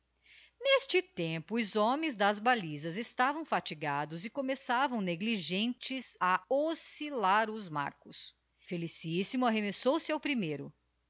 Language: Portuguese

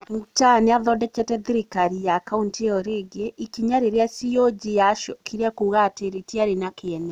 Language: Kikuyu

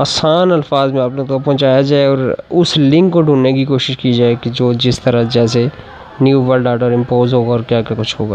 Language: Urdu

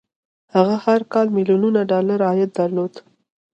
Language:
Pashto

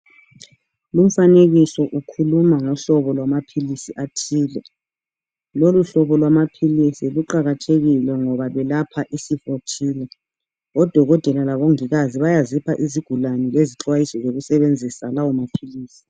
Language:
North Ndebele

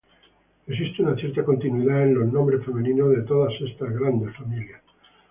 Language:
Spanish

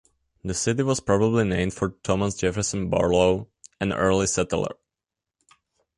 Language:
English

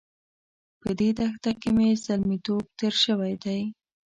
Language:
Pashto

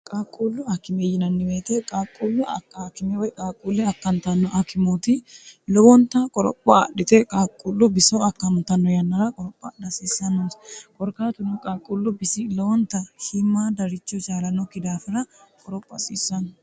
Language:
Sidamo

